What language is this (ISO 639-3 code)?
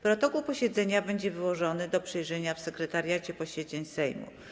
pol